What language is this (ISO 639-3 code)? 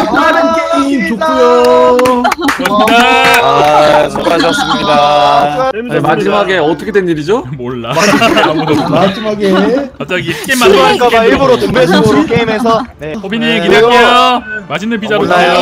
kor